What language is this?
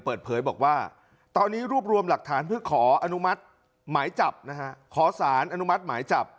Thai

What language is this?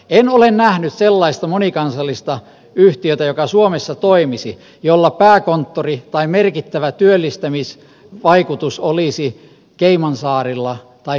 Finnish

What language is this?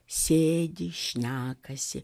Lithuanian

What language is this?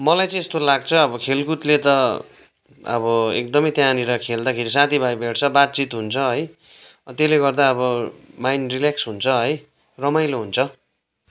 Nepali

